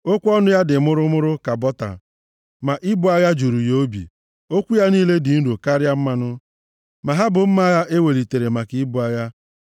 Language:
Igbo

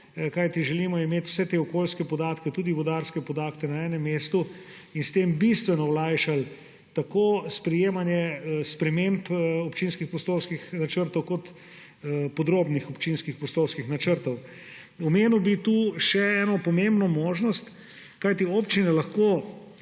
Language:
Slovenian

